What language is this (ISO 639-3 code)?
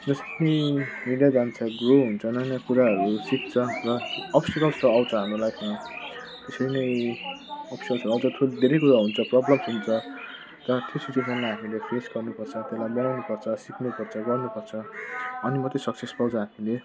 nep